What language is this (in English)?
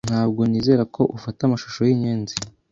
Kinyarwanda